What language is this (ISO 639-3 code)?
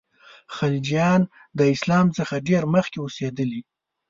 pus